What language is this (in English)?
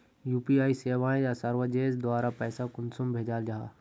Magahi